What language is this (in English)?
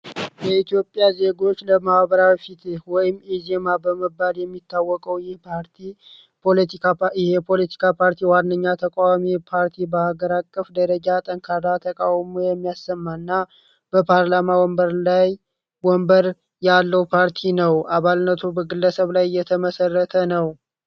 Amharic